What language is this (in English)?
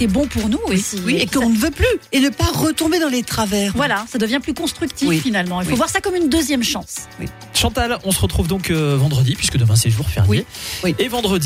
French